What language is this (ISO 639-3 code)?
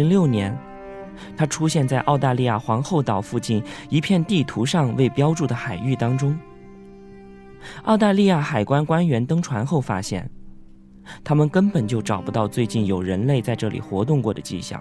zho